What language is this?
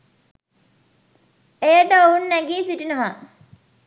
Sinhala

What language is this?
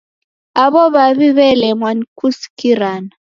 Taita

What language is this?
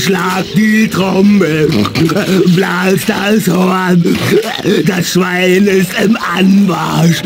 German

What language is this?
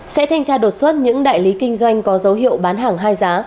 Vietnamese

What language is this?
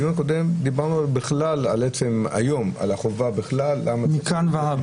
Hebrew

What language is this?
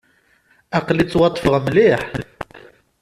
Kabyle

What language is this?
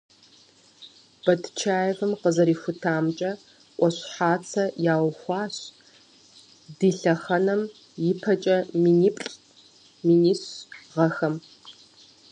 Kabardian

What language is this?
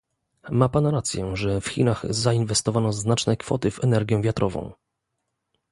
Polish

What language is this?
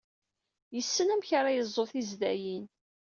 Kabyle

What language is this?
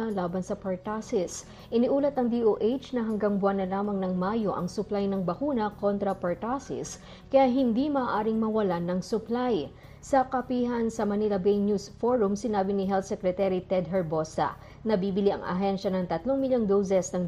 Filipino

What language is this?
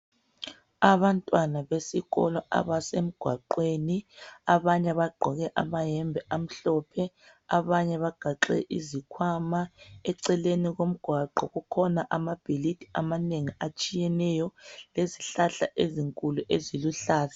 North Ndebele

